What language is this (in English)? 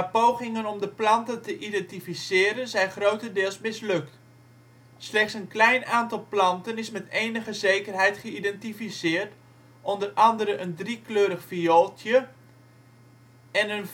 Dutch